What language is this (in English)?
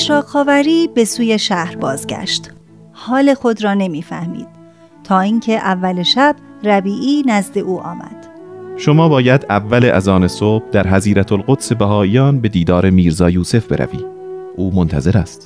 Persian